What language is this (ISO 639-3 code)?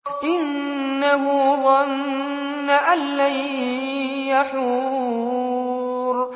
ara